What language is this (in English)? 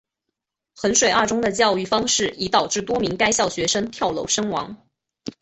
Chinese